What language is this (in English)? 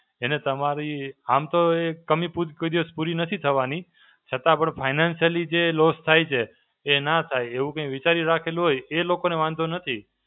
Gujarati